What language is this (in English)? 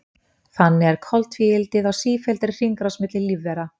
Icelandic